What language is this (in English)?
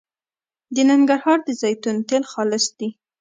Pashto